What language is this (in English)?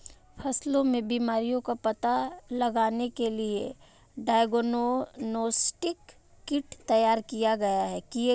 Hindi